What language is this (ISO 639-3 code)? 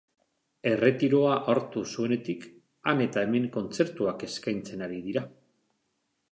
eus